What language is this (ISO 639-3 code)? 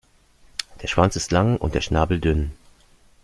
deu